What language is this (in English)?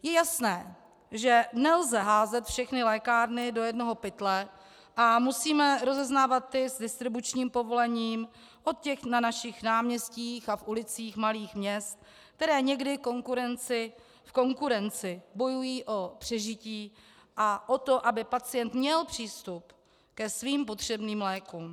Czech